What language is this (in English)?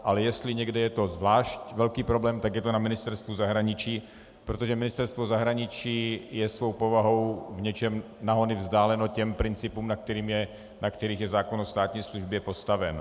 Czech